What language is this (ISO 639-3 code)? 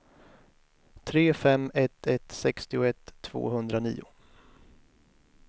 swe